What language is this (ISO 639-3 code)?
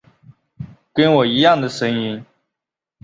zho